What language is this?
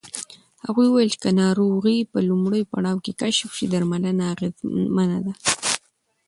Pashto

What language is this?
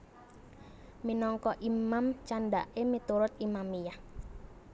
Javanese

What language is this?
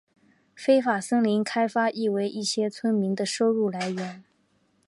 Chinese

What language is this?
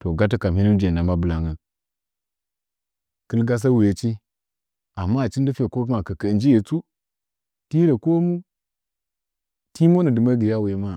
Nzanyi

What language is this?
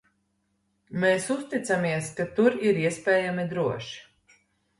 Latvian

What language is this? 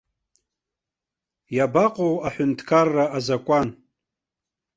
Abkhazian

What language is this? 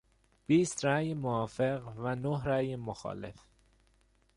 Persian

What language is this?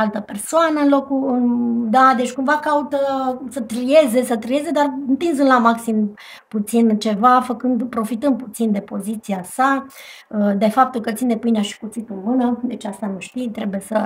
Romanian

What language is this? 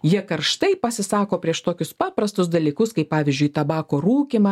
Lithuanian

